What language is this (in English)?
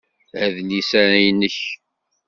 Kabyle